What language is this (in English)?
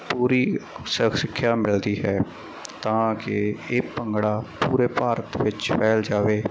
Punjabi